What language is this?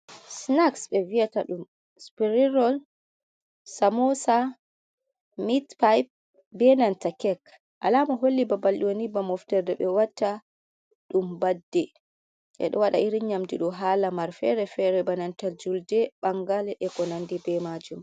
Fula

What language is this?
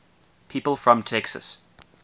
English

